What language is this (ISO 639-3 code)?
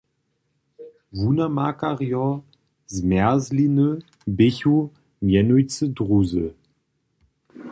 hsb